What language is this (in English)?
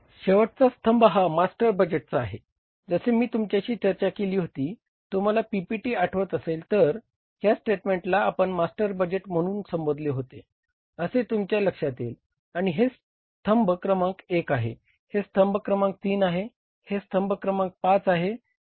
Marathi